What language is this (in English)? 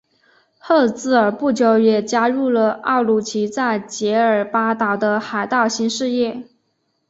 Chinese